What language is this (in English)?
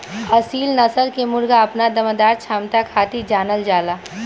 Bhojpuri